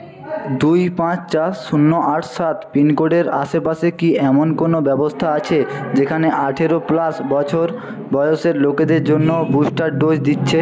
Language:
Bangla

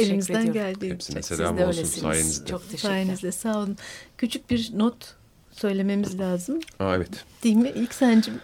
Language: Turkish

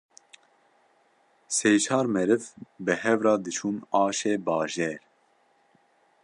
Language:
Kurdish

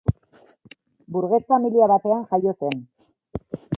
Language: Basque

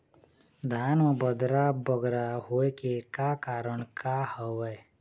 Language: Chhattisgarhi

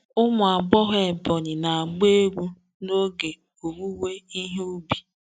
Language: Igbo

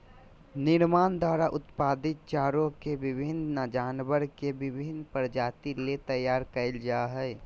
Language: Magahi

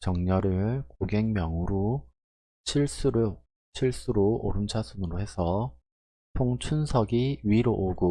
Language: Korean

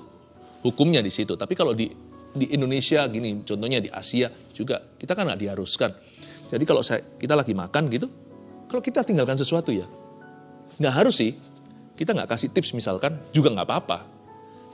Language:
Indonesian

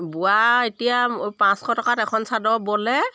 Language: Assamese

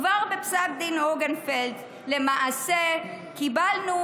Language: Hebrew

